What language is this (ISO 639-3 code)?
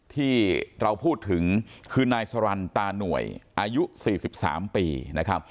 tha